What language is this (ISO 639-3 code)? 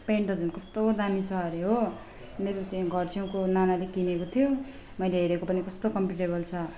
nep